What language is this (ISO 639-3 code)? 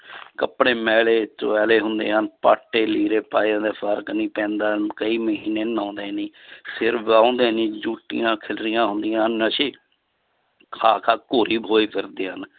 pan